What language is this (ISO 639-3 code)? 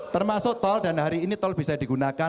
ind